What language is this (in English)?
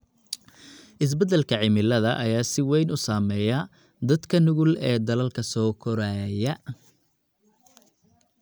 Somali